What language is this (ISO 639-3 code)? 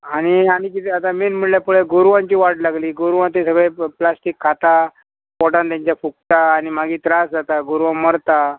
kok